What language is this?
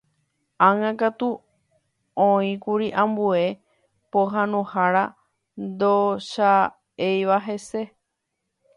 Guarani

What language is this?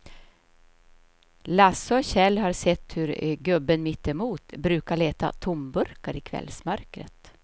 Swedish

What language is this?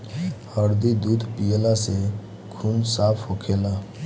Bhojpuri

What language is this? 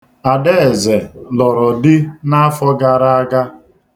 Igbo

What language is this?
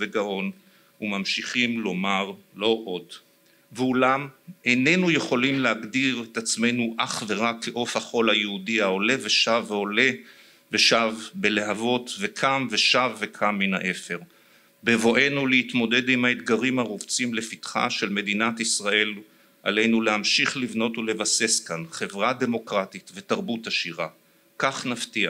Hebrew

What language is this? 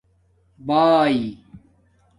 Domaaki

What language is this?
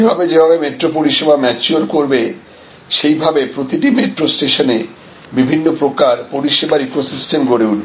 Bangla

